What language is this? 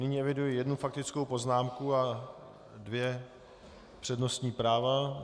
Czech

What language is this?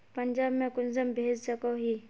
Magahi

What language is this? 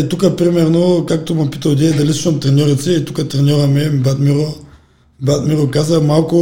Bulgarian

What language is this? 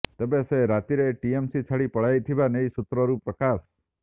Odia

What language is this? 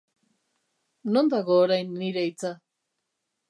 Basque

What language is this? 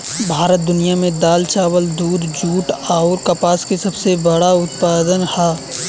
Bhojpuri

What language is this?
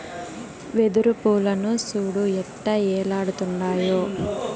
Telugu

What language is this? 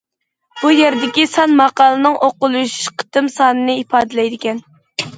Uyghur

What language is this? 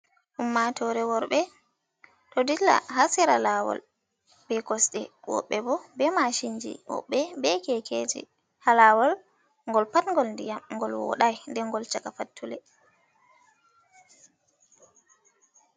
Fula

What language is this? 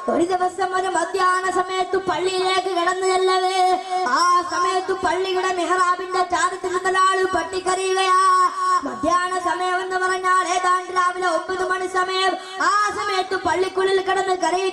Arabic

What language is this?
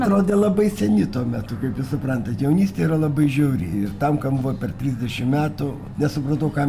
Lithuanian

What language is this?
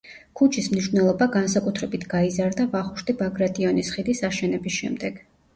Georgian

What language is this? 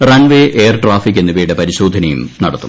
Malayalam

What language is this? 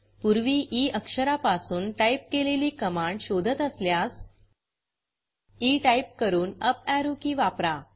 Marathi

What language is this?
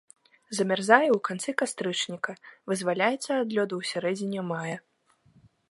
Belarusian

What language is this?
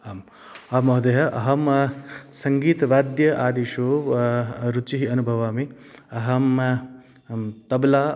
Sanskrit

